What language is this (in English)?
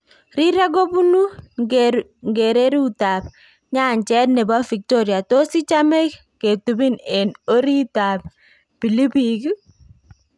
Kalenjin